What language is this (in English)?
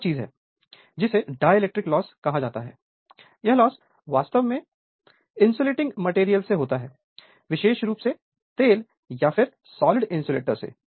Hindi